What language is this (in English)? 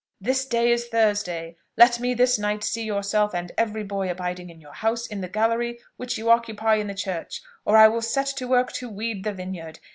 English